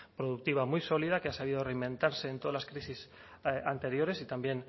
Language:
Spanish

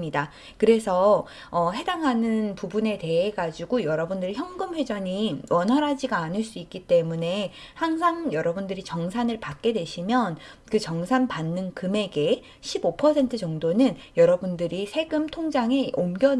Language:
Korean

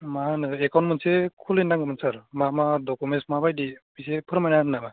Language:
Bodo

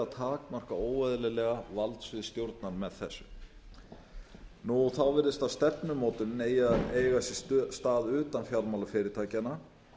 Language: Icelandic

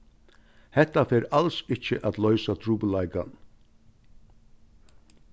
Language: Faroese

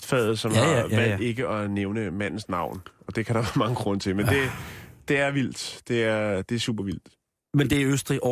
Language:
Danish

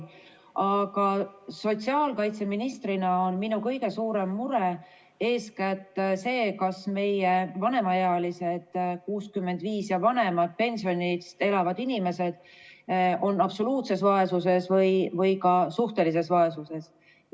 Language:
Estonian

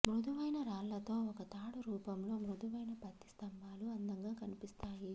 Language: Telugu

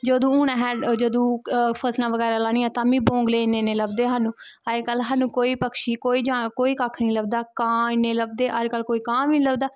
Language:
Dogri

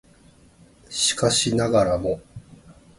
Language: Japanese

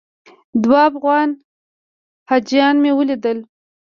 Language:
Pashto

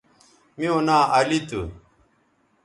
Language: Bateri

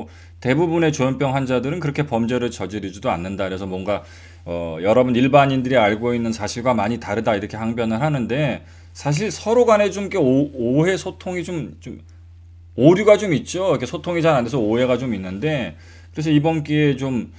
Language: Korean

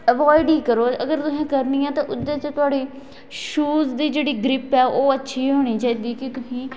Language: Dogri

